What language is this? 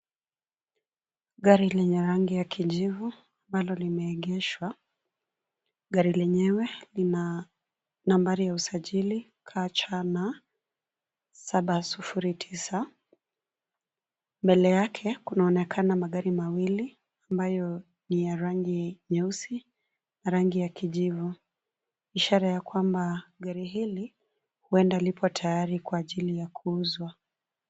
Swahili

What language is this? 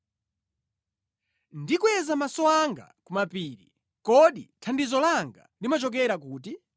Nyanja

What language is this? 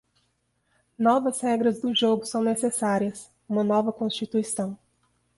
Portuguese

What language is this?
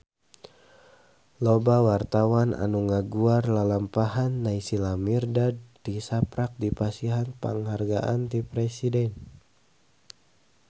Sundanese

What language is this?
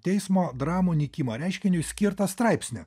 Lithuanian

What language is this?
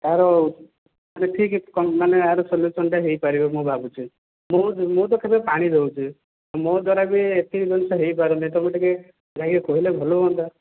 Odia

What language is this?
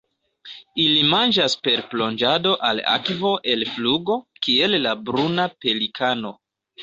Esperanto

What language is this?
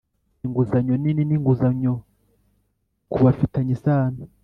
Kinyarwanda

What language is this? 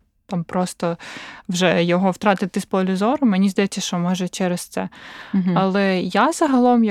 Ukrainian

